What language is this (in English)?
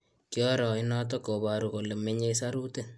Kalenjin